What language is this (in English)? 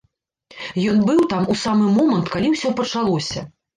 Belarusian